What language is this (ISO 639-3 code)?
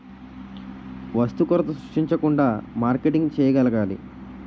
tel